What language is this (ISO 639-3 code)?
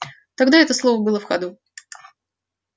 rus